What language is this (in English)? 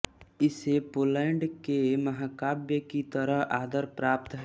Hindi